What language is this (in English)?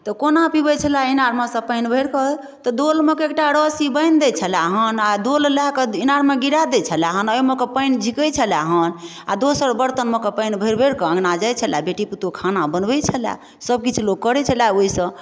Maithili